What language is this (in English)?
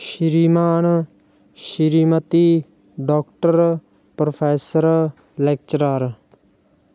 Punjabi